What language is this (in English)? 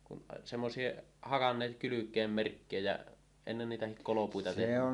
Finnish